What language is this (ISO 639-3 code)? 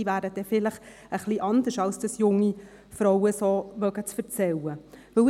gsw